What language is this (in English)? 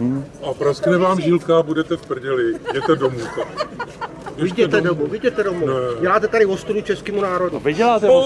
Czech